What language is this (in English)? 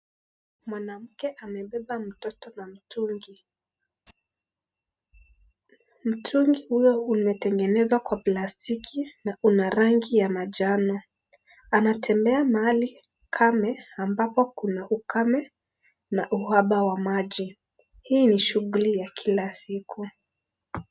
Swahili